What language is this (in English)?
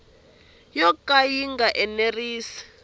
Tsonga